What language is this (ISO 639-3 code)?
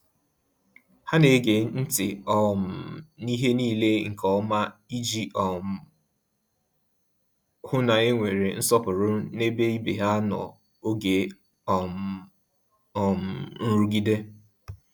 ibo